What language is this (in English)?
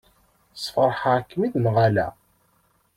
Kabyle